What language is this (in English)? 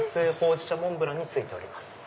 Japanese